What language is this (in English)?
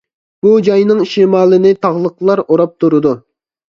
Uyghur